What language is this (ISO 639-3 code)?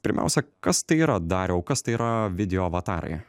lit